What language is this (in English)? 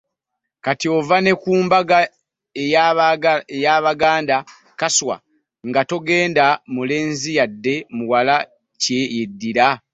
Ganda